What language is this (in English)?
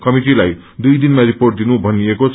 Nepali